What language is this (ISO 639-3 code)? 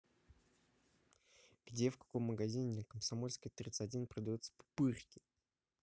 rus